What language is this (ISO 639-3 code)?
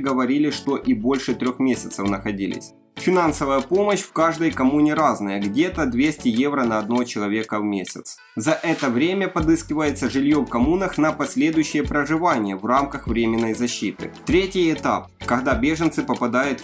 rus